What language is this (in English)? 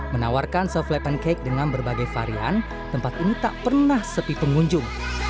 Indonesian